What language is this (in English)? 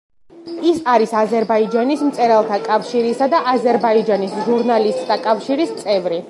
Georgian